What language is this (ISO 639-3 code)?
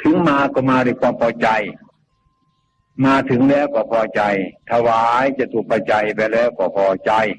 tha